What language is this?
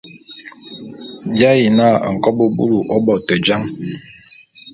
Bulu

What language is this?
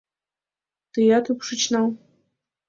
Mari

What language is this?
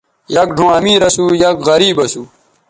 Bateri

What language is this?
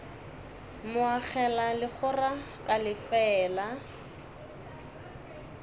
Northern Sotho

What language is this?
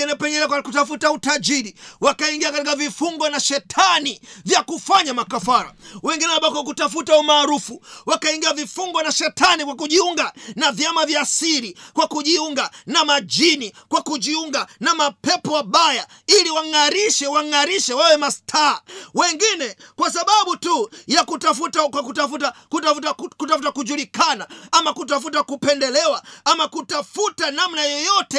Swahili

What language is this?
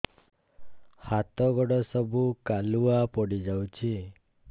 Odia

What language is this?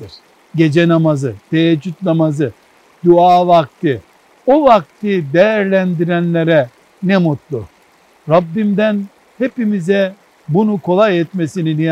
Turkish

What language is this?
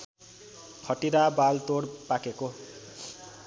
Nepali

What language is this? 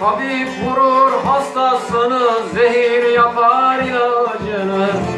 Turkish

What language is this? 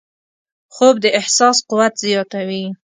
Pashto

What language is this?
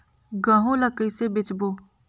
Chhattisgarhi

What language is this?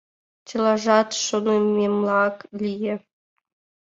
Mari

